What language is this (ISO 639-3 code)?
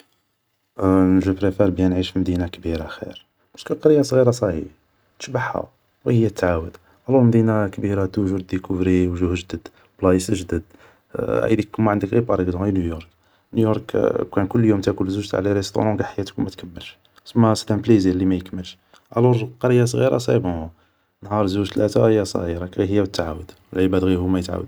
arq